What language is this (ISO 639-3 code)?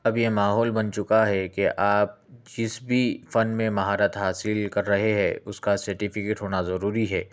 urd